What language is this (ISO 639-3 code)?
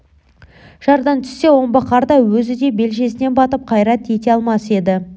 kaz